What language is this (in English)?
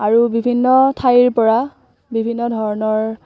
Assamese